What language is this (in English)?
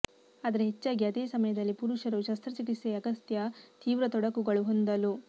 Kannada